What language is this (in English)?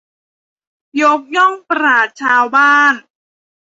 Thai